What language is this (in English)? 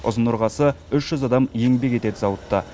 Kazakh